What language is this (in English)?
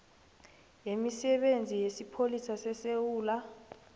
South Ndebele